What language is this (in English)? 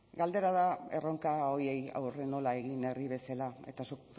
Basque